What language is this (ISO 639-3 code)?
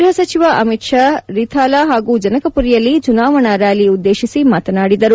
kan